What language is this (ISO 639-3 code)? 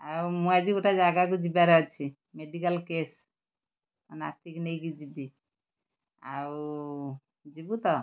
ori